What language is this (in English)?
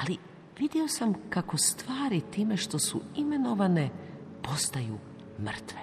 Croatian